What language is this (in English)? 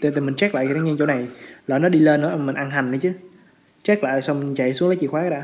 Vietnamese